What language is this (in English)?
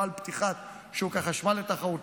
Hebrew